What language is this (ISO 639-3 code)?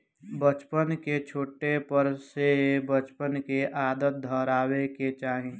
bho